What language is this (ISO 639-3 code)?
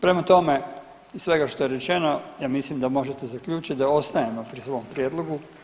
hrv